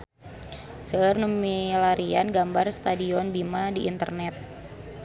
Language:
Sundanese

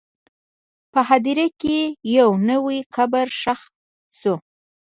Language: Pashto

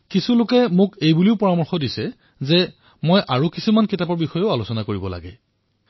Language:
Assamese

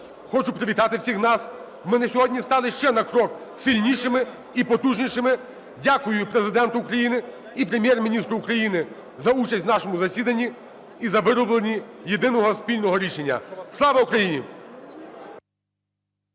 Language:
Ukrainian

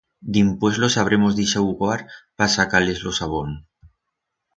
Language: Aragonese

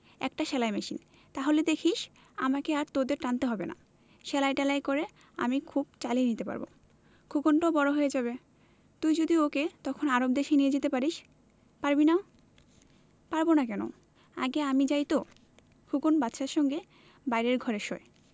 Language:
Bangla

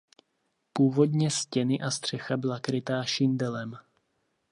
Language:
Czech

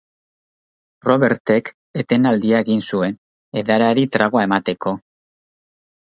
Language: Basque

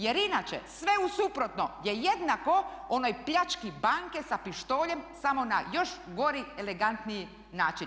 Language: Croatian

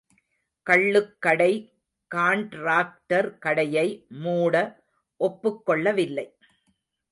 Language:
Tamil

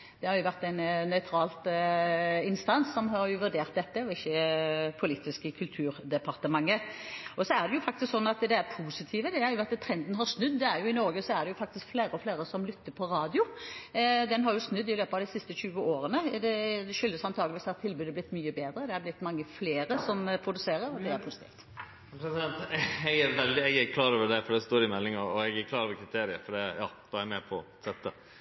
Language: Norwegian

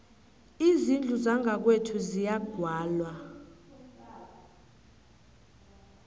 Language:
South Ndebele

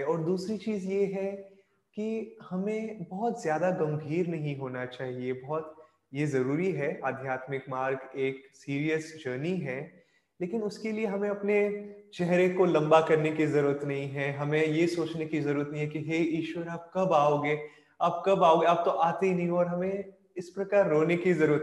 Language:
Hindi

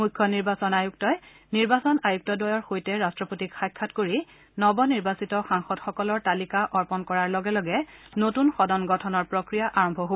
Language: Assamese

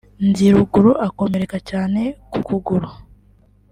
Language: Kinyarwanda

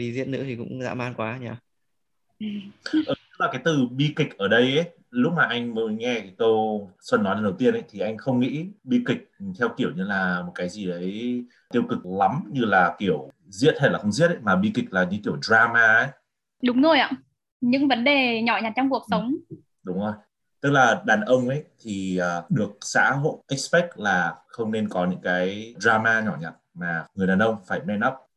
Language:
Vietnamese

